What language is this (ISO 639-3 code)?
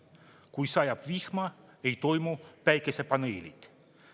est